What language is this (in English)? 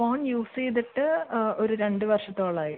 Malayalam